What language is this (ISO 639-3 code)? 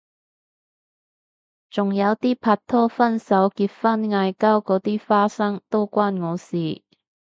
yue